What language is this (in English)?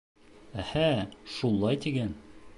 Bashkir